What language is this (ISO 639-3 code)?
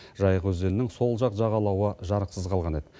kaz